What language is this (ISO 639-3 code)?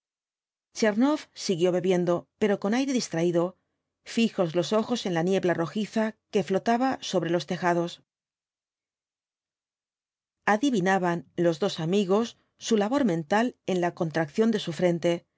spa